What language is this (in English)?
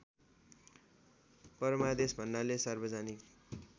Nepali